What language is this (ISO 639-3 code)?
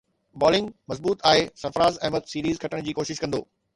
snd